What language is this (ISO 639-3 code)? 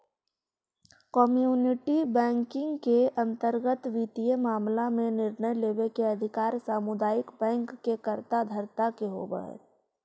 mag